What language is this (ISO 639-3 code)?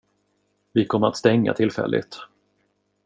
swe